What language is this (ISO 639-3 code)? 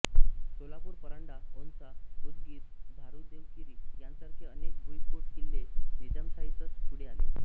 mar